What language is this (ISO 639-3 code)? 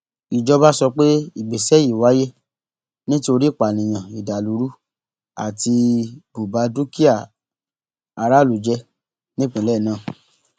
yor